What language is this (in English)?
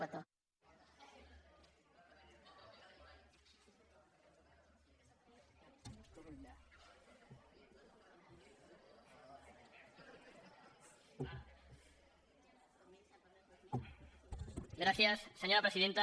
Catalan